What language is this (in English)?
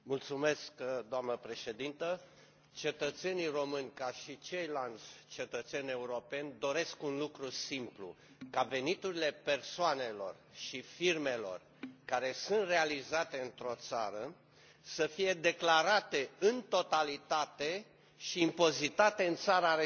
Romanian